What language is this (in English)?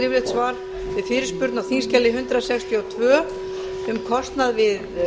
Icelandic